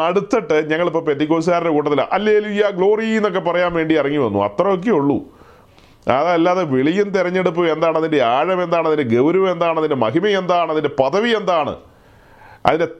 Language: Malayalam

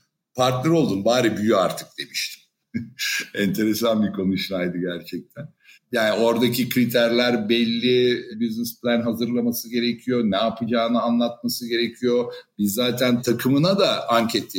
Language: Turkish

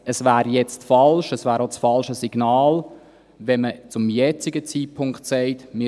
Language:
Swiss German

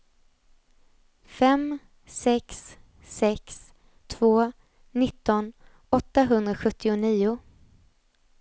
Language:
Swedish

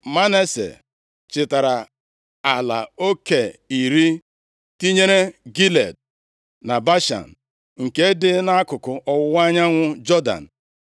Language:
Igbo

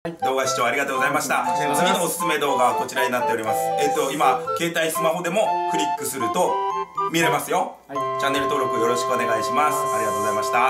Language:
Japanese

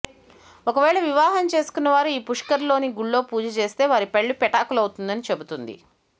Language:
Telugu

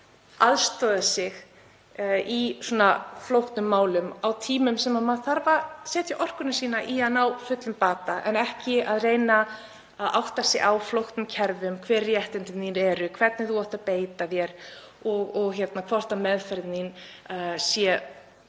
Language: Icelandic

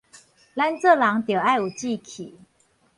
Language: Min Nan Chinese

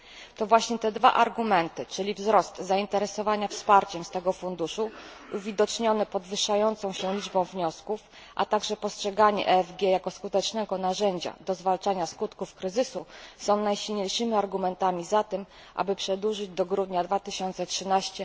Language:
Polish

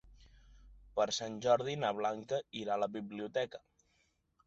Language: Catalan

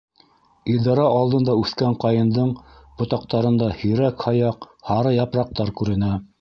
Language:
Bashkir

